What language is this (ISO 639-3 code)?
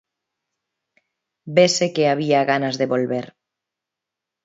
glg